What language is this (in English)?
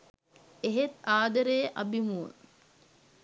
Sinhala